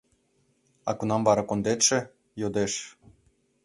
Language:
Mari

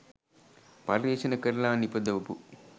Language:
Sinhala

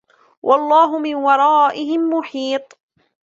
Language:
Arabic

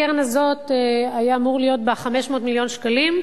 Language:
Hebrew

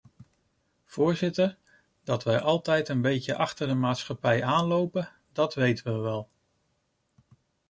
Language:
Dutch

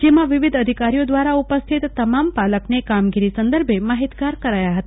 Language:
Gujarati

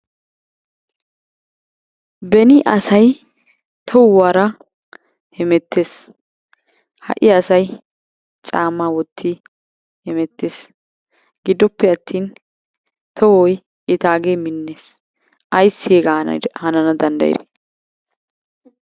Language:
Wolaytta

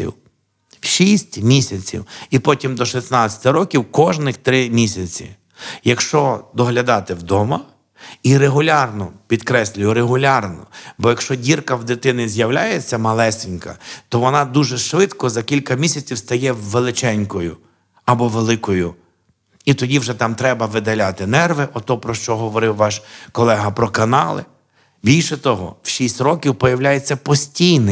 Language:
Ukrainian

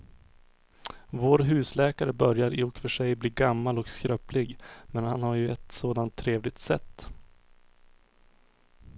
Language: Swedish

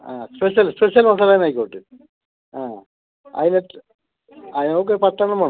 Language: Malayalam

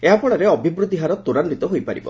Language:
Odia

